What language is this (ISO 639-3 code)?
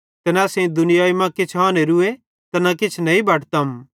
bhd